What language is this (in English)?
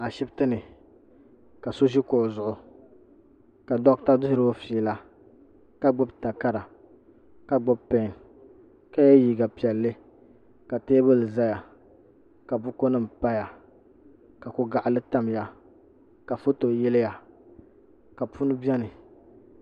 Dagbani